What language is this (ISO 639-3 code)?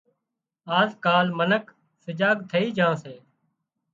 kxp